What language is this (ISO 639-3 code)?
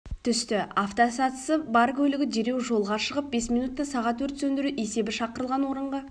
kaz